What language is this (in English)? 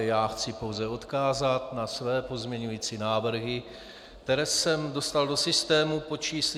Czech